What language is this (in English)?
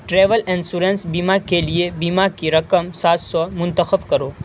Urdu